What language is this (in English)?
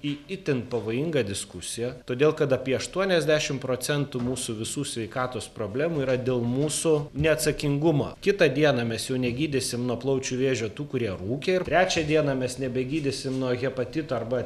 Lithuanian